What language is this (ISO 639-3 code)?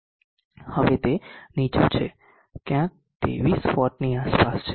guj